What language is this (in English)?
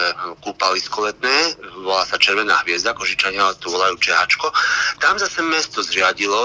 Slovak